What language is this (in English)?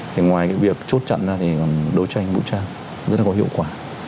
Vietnamese